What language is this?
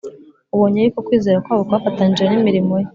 Kinyarwanda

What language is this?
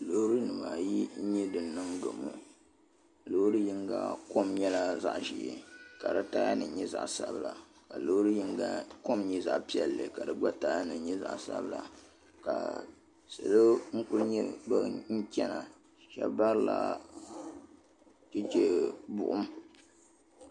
Dagbani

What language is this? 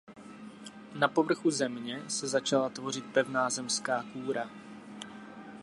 Czech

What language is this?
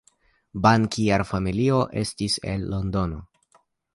Esperanto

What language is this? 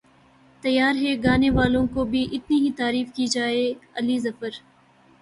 Urdu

